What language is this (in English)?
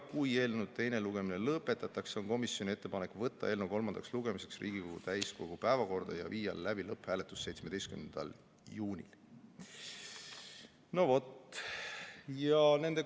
Estonian